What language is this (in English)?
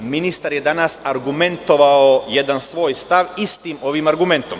Serbian